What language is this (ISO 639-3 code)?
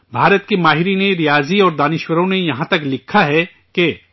urd